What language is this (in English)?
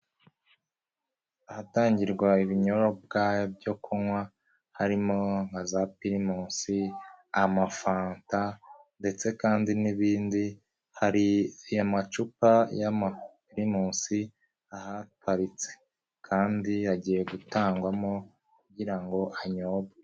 Kinyarwanda